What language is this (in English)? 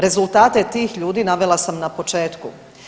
Croatian